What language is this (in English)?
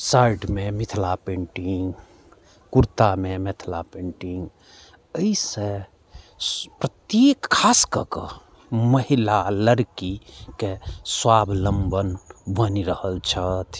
Maithili